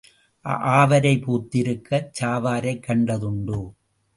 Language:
Tamil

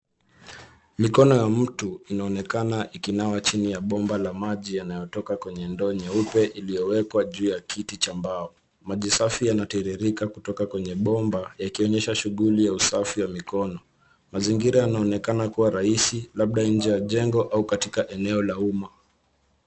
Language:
Swahili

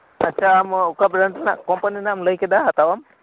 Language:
Santali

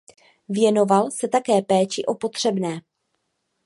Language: Czech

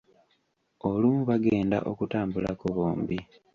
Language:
Ganda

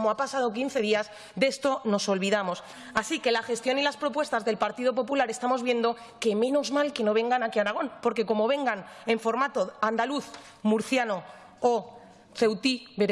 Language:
Spanish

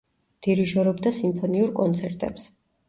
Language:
Georgian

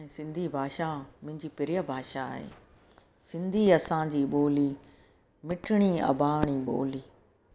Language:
Sindhi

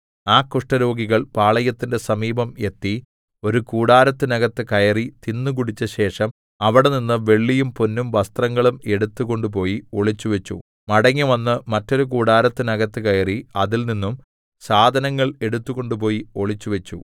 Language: Malayalam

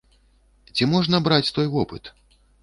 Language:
Belarusian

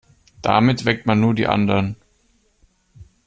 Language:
German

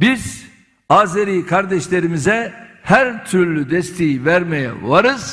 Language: Turkish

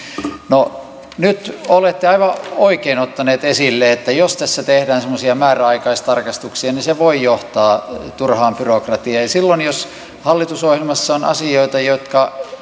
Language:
Finnish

